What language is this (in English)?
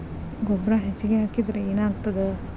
Kannada